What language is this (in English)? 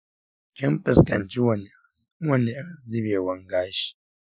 Hausa